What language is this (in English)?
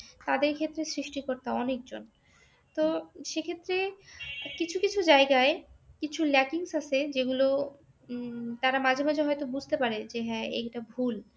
Bangla